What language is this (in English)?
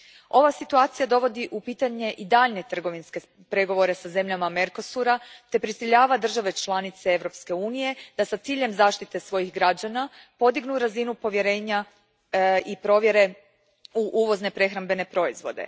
Croatian